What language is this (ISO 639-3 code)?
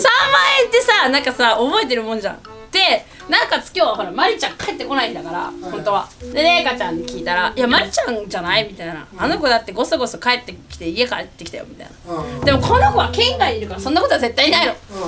jpn